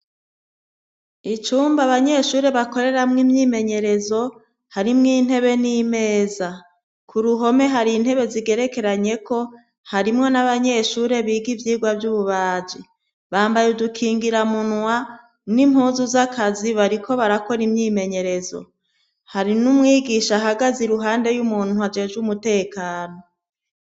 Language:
Rundi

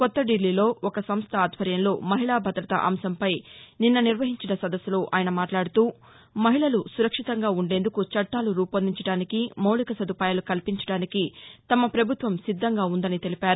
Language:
Telugu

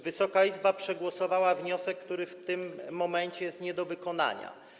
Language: Polish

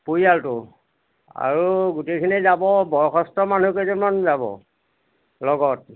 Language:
Assamese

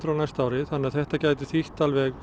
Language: Icelandic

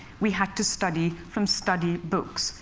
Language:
English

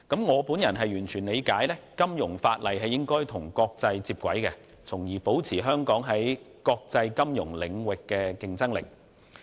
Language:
Cantonese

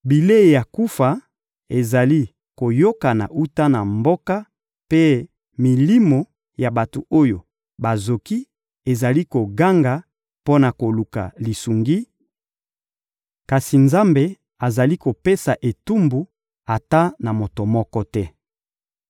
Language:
Lingala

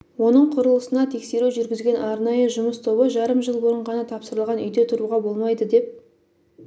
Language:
Kazakh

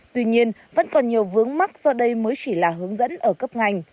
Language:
Vietnamese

